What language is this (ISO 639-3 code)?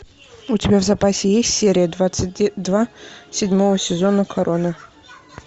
rus